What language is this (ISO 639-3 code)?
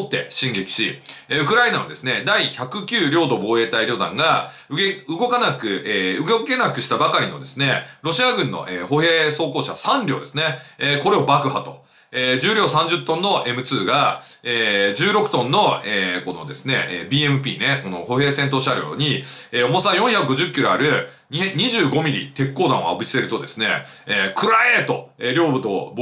jpn